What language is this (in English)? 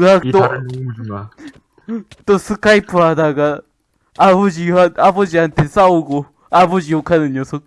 Korean